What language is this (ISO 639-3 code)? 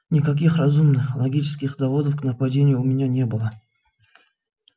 rus